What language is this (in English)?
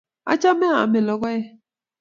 Kalenjin